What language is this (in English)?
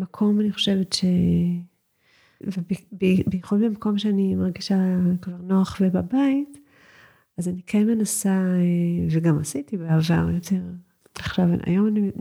Hebrew